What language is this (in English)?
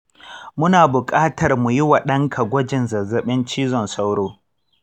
Hausa